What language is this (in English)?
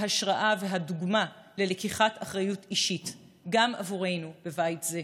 Hebrew